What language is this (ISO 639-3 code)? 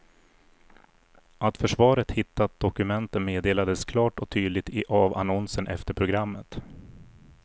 swe